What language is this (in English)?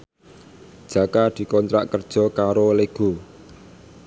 Javanese